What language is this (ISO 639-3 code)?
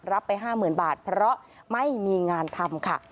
tha